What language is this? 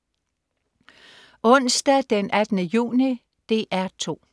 Danish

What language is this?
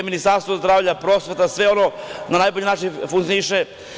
Serbian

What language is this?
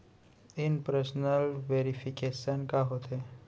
Chhattisgarhi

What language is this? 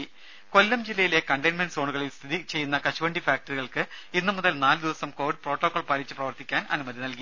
Malayalam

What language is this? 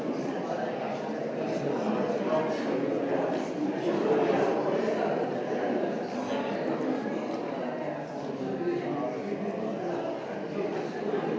Slovenian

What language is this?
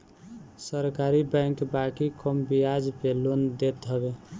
Bhojpuri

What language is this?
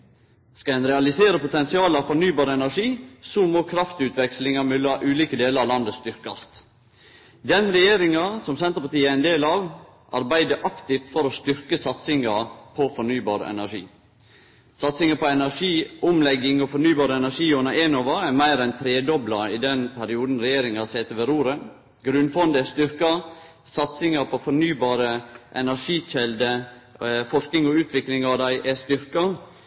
Norwegian Nynorsk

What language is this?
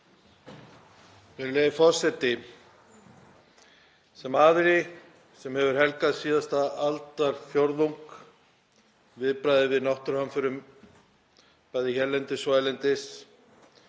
Icelandic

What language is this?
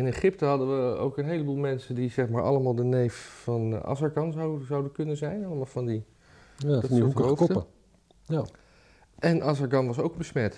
Dutch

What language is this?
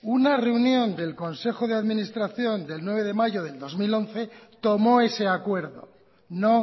Spanish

